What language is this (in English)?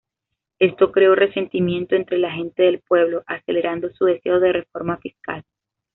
Spanish